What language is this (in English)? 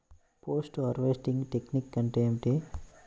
Telugu